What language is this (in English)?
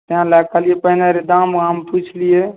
Maithili